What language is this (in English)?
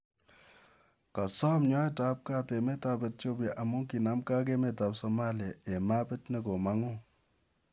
Kalenjin